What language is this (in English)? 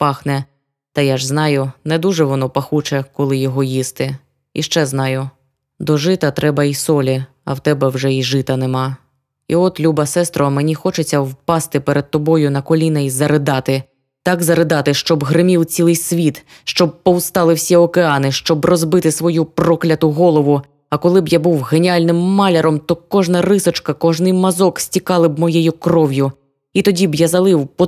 Ukrainian